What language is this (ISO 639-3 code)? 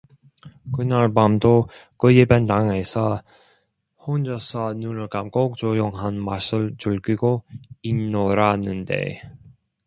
kor